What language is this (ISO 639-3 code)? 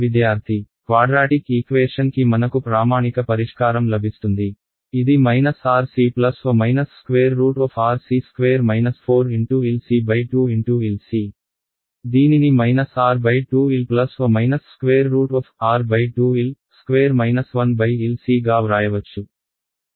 tel